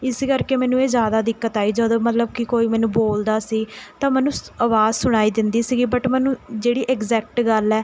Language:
Punjabi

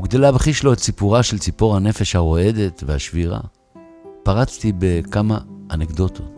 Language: Hebrew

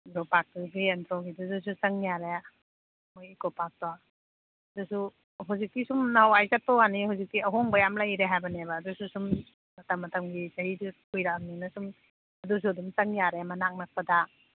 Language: Manipuri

